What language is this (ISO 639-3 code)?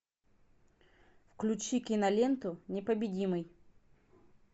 rus